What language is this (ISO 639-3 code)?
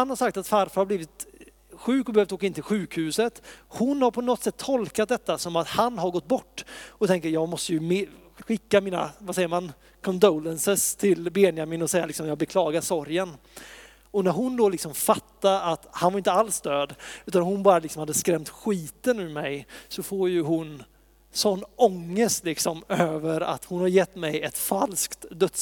swe